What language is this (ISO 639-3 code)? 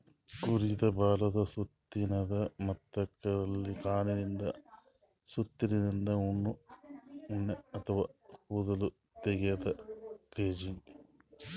kan